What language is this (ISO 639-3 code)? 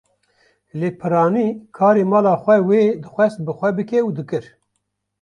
kur